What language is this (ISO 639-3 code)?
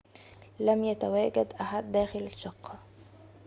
ara